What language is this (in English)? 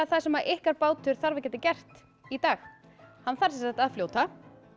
Icelandic